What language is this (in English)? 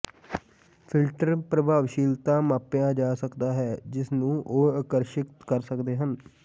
Punjabi